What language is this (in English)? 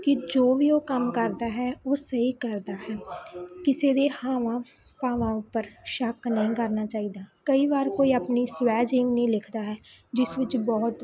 Punjabi